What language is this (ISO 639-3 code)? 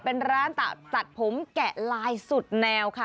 tha